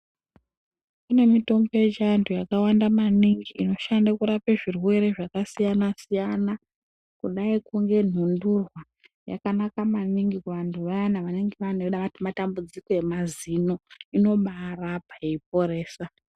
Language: Ndau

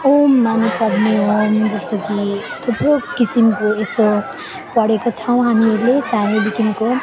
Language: Nepali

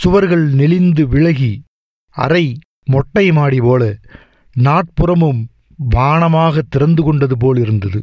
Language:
Tamil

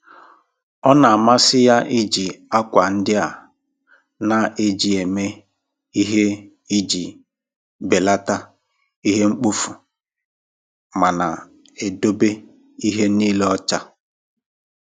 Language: Igbo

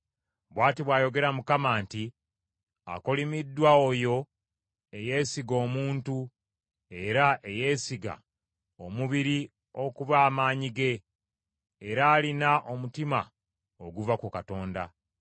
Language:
Ganda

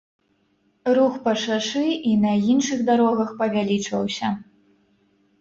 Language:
Belarusian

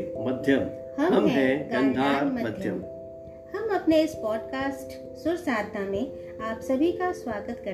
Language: Hindi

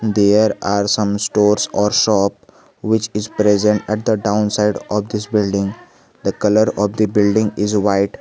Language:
English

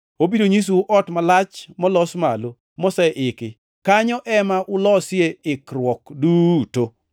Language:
Luo (Kenya and Tanzania)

